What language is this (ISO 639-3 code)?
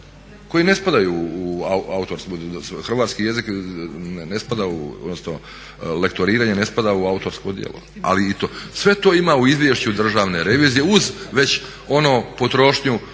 hrv